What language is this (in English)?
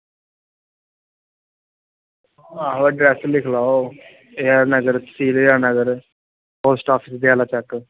Dogri